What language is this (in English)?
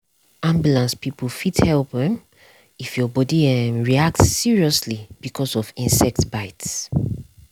Nigerian Pidgin